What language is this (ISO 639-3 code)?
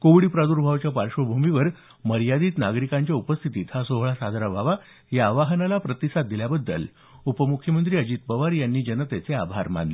mar